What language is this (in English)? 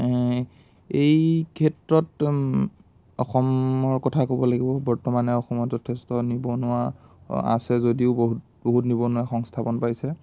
Assamese